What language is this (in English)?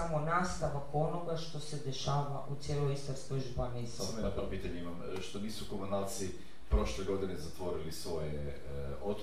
Croatian